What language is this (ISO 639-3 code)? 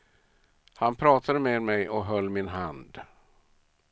swe